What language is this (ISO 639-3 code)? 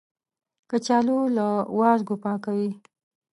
pus